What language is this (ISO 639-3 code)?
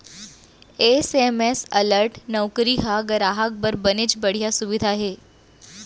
hne